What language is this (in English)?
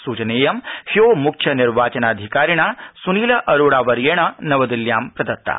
Sanskrit